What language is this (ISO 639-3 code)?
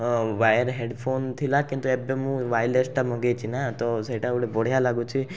ori